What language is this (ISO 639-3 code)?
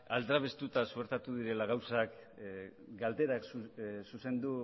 eus